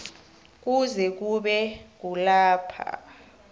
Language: South Ndebele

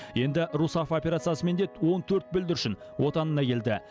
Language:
Kazakh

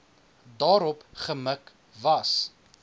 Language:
Afrikaans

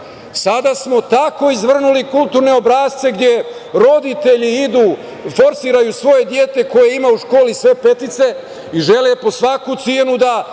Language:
Serbian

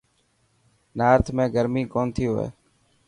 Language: Dhatki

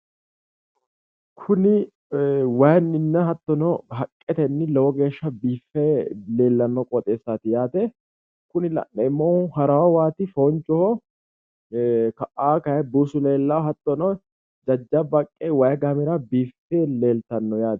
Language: Sidamo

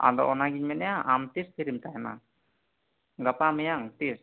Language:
Santali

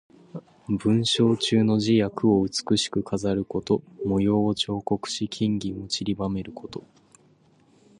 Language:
Japanese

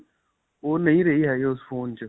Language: Punjabi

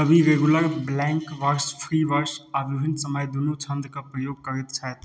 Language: Maithili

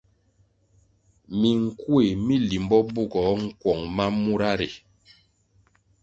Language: Kwasio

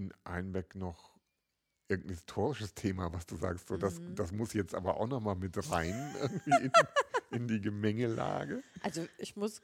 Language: German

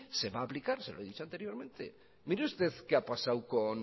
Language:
Spanish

